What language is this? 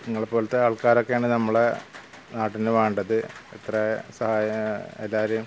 Malayalam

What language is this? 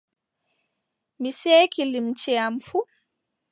Adamawa Fulfulde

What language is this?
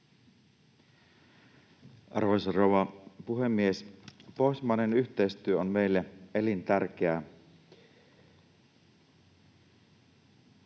Finnish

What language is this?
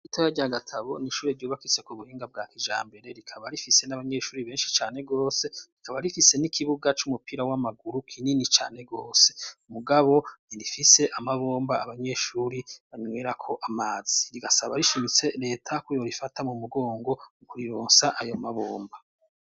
Rundi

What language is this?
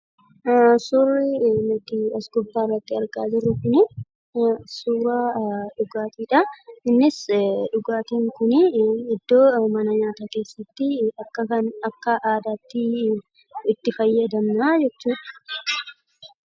Oromo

